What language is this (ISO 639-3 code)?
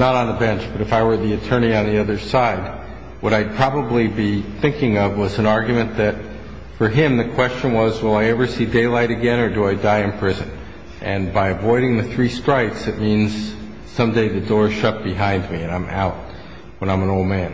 eng